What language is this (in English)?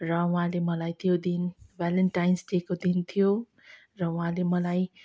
Nepali